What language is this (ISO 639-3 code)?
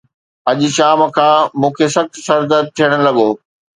snd